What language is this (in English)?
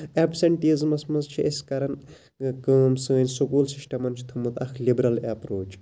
Kashmiri